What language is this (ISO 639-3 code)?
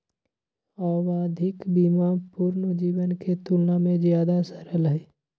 mag